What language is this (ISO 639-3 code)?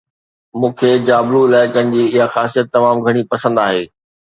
snd